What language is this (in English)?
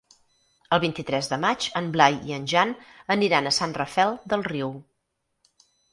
Catalan